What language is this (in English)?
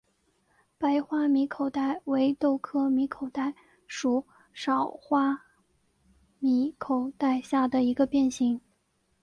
Chinese